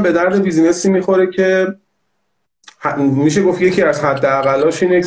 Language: Persian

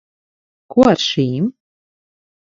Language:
Latvian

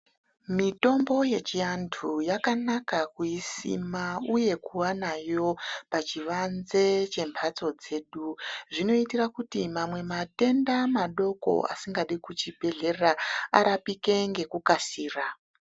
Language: Ndau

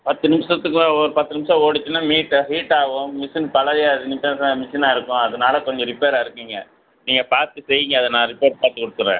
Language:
Tamil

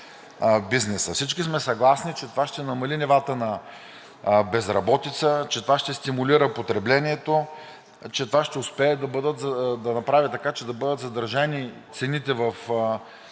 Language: Bulgarian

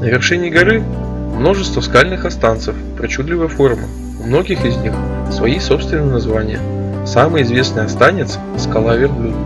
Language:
Russian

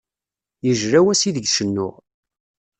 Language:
Kabyle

